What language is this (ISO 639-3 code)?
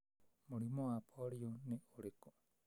kik